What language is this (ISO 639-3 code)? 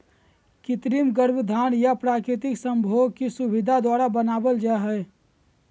mag